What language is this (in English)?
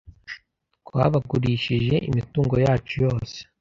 Kinyarwanda